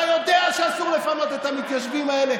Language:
Hebrew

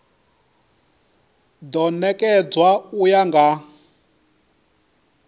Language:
Venda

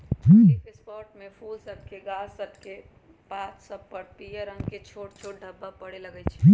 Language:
Magahi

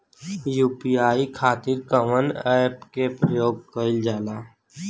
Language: Bhojpuri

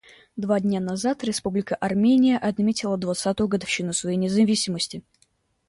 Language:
Russian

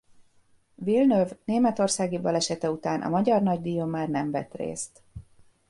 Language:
Hungarian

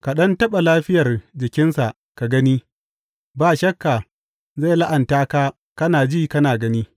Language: Hausa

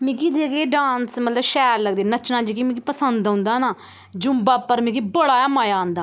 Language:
Dogri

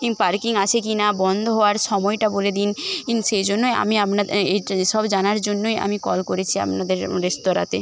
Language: Bangla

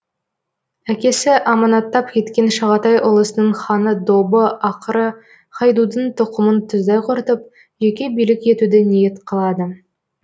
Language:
Kazakh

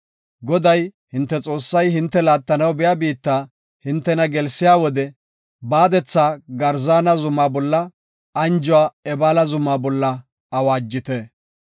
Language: Gofa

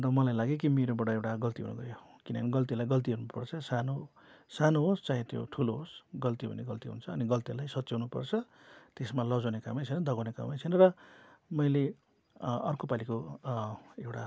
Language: Nepali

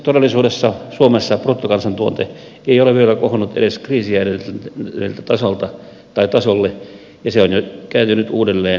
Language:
Finnish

